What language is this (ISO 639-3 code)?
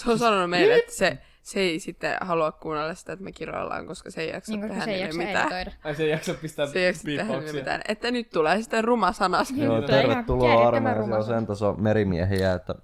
fin